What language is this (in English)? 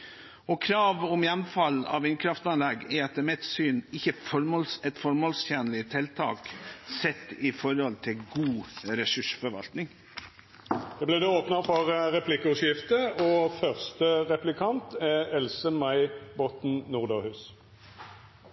Norwegian